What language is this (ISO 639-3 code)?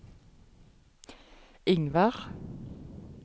nor